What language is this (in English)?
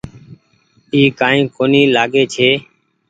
Goaria